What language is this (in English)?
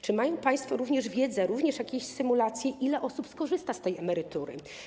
Polish